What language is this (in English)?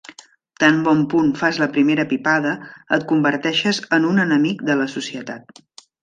Catalan